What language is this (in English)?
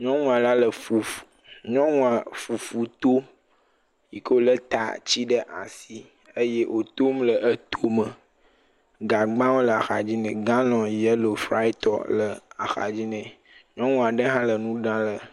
Ewe